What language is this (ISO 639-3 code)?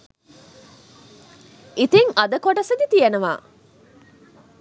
sin